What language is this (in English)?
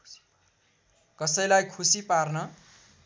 Nepali